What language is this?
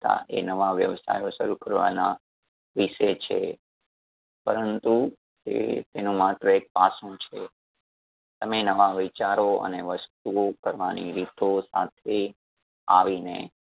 Gujarati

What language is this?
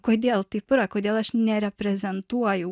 Lithuanian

